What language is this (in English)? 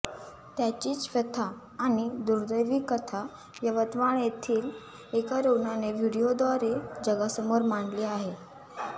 Marathi